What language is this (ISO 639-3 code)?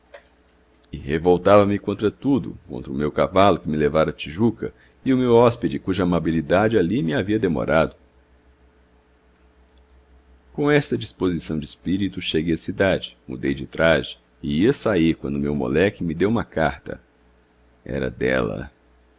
por